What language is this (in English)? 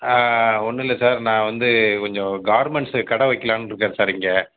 Tamil